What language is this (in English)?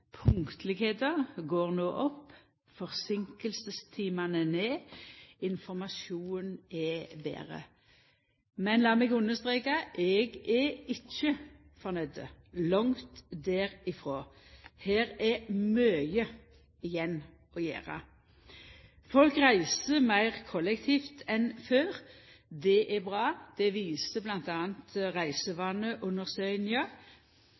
Norwegian Nynorsk